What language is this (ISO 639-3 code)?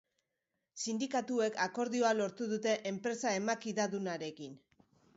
eus